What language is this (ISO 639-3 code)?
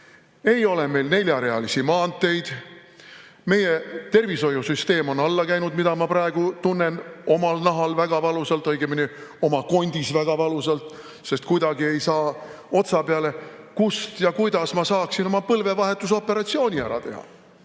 est